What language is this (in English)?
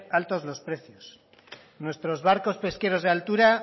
Spanish